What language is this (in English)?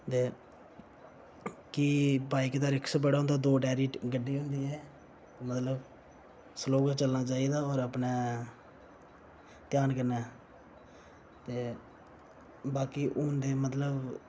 Dogri